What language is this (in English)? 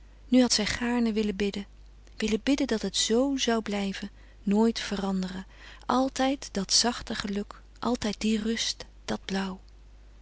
Dutch